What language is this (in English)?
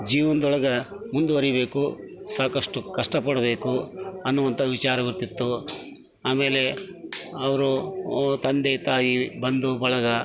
Kannada